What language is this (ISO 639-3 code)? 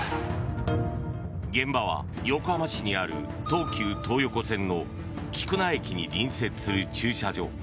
jpn